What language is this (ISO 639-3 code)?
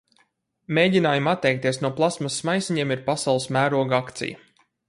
lav